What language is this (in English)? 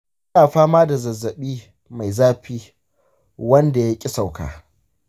Hausa